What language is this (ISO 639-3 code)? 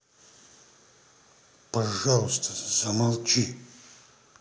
rus